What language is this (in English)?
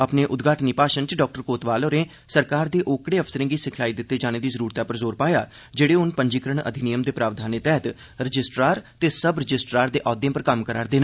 Dogri